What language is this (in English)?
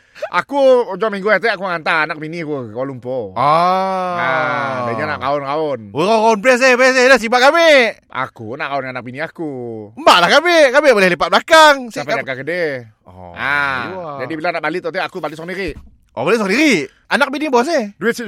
Malay